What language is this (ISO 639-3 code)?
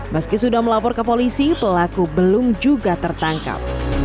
ind